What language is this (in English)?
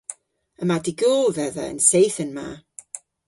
Cornish